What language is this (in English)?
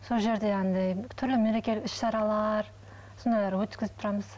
Kazakh